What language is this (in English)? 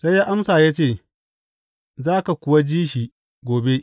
Hausa